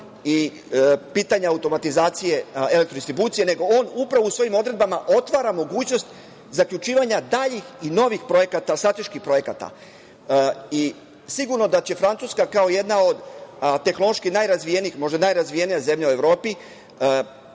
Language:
Serbian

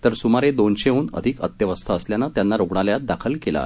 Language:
Marathi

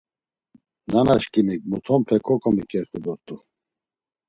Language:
Laz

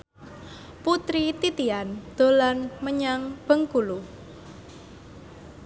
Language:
Javanese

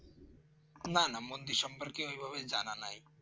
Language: Bangla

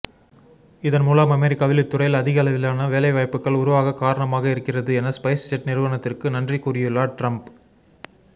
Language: Tamil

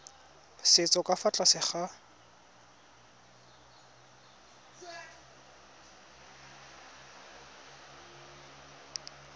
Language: Tswana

